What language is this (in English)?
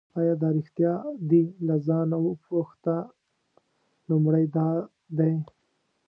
Pashto